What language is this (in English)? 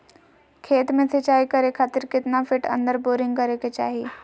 Magahi